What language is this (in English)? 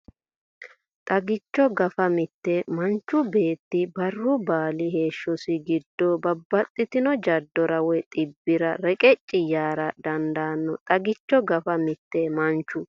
Sidamo